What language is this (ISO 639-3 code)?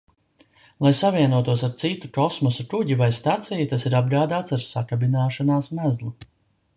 lav